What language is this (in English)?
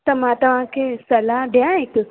Sindhi